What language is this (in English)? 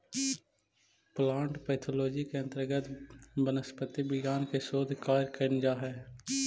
Magahi